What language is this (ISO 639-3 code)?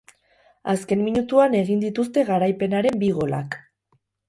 eus